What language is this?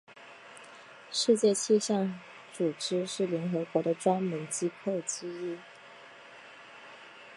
Chinese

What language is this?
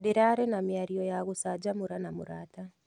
Kikuyu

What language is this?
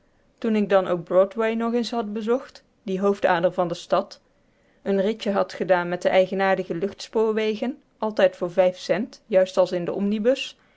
Dutch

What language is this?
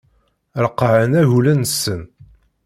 Kabyle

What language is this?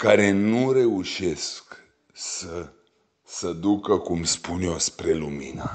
Romanian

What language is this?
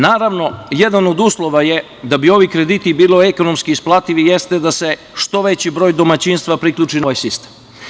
Serbian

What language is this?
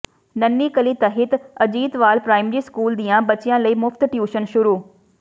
Punjabi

